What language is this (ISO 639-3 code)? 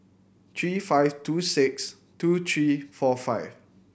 eng